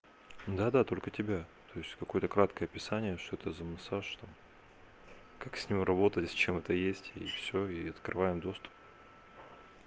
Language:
Russian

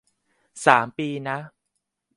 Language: Thai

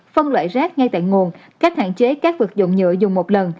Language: Vietnamese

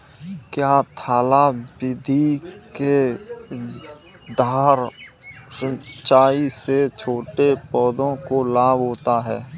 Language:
Hindi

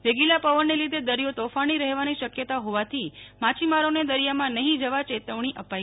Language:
Gujarati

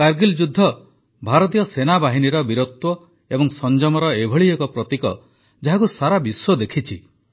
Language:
Odia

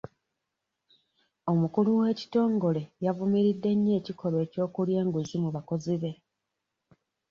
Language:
Ganda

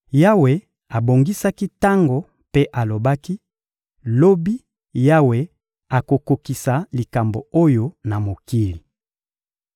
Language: Lingala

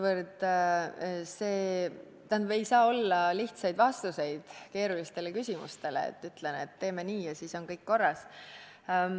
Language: Estonian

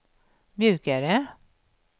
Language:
Swedish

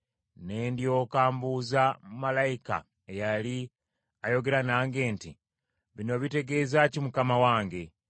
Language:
Ganda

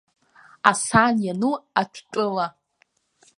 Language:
Abkhazian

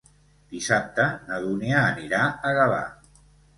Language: Catalan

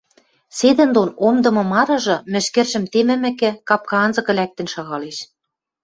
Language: Western Mari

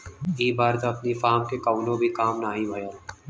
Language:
Bhojpuri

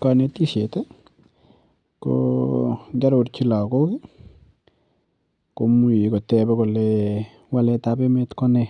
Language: Kalenjin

